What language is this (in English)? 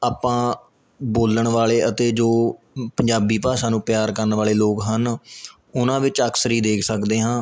Punjabi